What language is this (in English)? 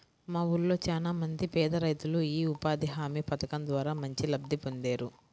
Telugu